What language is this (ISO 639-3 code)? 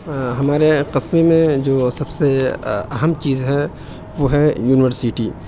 urd